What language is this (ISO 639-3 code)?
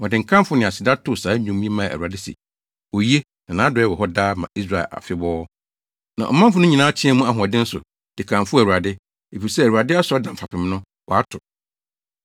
aka